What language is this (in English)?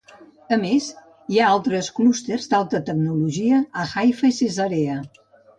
Catalan